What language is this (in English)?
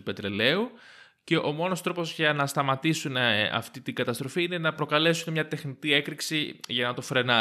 Greek